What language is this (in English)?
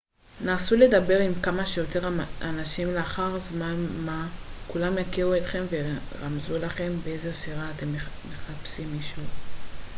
Hebrew